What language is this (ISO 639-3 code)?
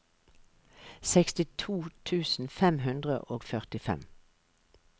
nor